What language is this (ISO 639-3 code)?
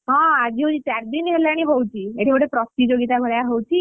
ori